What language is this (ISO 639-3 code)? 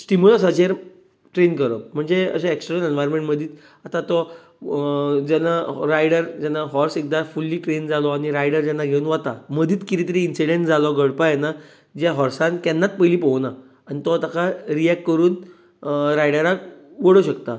kok